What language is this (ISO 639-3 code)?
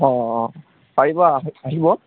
asm